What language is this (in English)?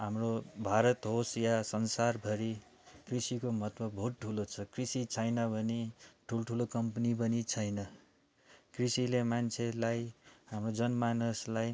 Nepali